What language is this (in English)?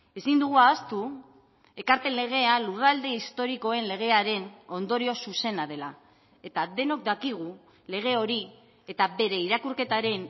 Basque